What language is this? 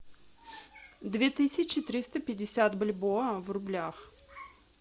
Russian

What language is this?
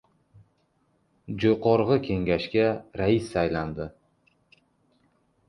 Uzbek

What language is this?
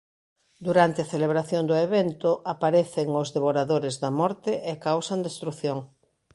Galician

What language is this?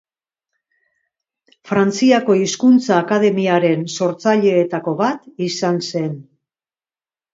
Basque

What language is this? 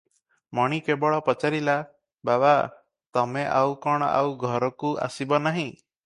Odia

